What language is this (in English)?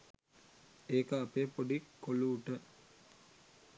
Sinhala